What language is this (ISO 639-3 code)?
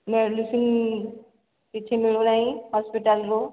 ori